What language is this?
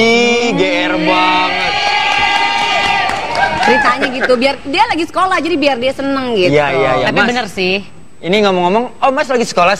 Indonesian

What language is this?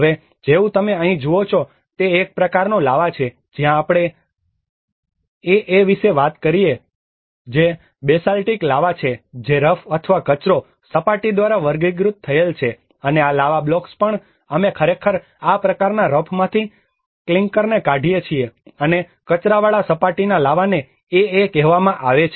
Gujarati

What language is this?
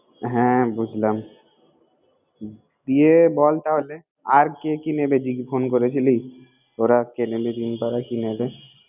Bangla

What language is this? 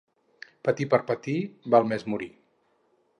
Catalan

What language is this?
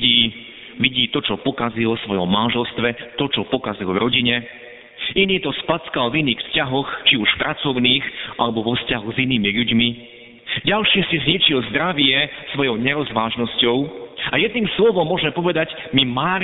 Slovak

